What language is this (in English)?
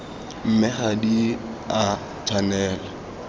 Tswana